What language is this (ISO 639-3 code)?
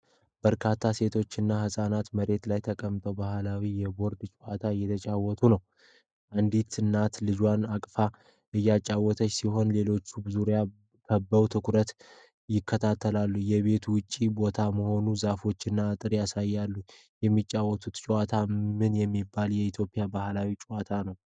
amh